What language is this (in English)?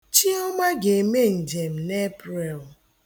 Igbo